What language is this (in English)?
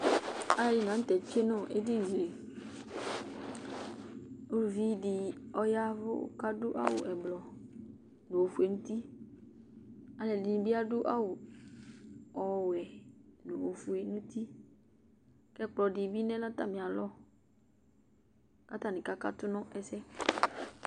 Ikposo